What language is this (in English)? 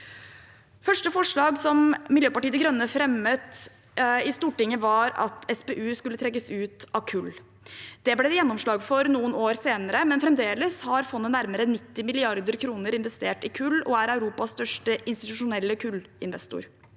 Norwegian